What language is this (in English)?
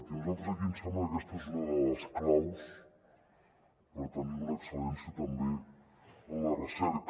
Catalan